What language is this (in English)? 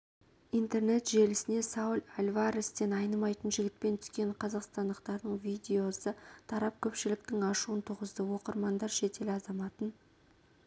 Kazakh